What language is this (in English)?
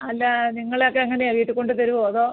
Malayalam